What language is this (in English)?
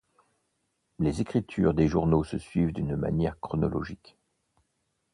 French